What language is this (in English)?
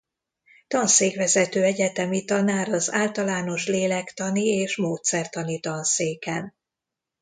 Hungarian